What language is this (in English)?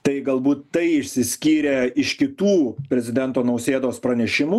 Lithuanian